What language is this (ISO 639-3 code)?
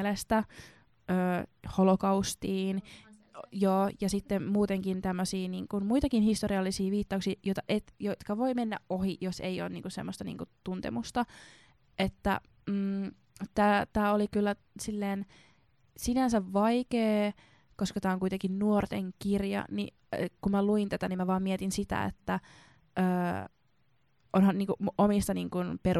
fin